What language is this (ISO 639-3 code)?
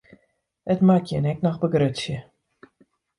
fry